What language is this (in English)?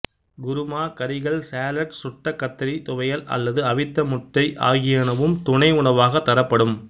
Tamil